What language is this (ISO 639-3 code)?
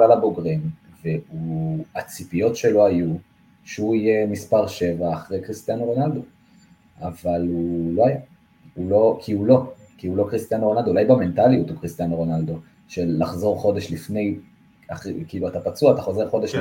heb